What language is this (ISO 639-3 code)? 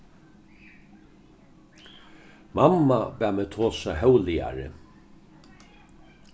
fao